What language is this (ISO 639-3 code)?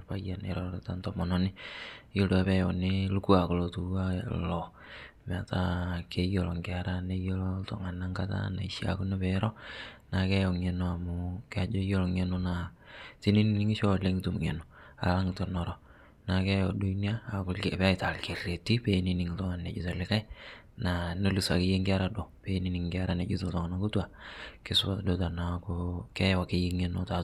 mas